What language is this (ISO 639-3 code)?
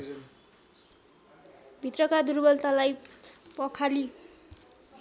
nep